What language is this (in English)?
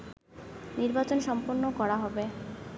Bangla